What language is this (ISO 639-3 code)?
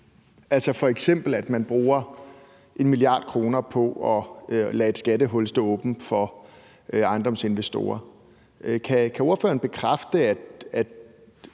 dan